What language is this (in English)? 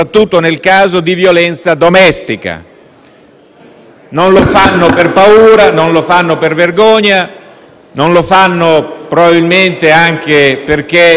Italian